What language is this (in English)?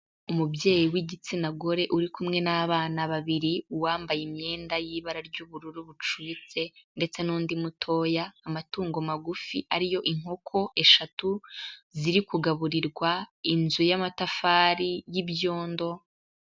Kinyarwanda